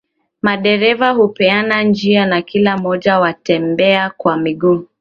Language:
Swahili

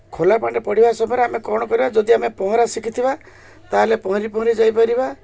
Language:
Odia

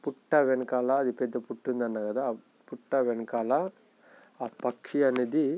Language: Telugu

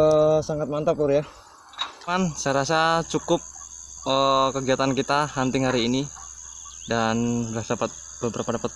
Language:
Indonesian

